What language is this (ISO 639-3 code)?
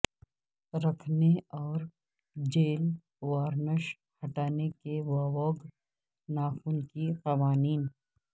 urd